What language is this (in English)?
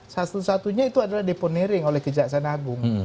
Indonesian